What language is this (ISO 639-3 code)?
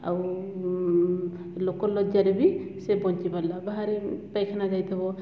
ori